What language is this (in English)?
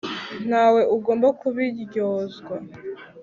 Kinyarwanda